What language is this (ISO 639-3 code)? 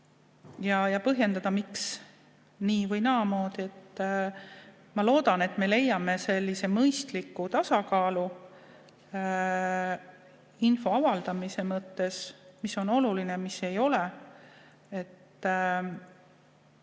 est